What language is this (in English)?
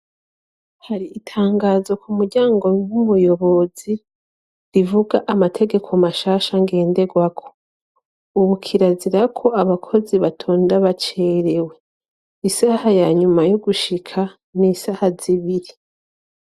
Rundi